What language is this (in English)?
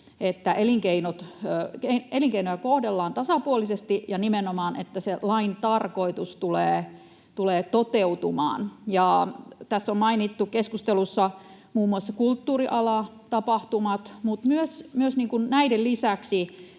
Finnish